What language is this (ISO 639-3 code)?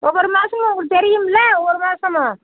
tam